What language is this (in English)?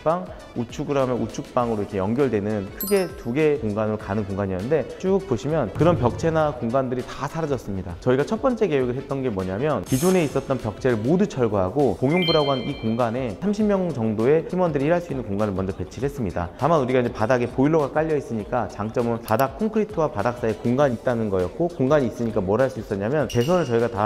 Korean